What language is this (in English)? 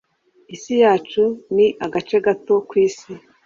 Kinyarwanda